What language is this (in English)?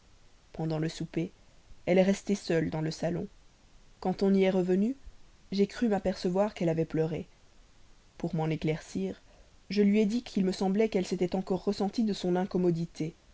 French